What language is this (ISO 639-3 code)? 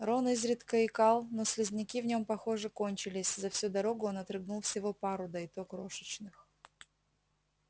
rus